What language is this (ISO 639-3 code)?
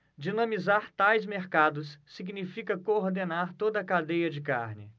por